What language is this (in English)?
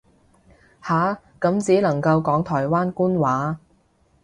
Cantonese